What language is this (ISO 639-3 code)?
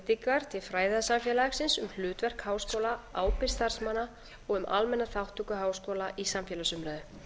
isl